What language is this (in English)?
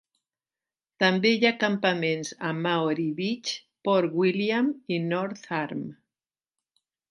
Catalan